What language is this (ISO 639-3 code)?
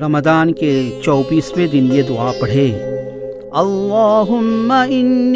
urd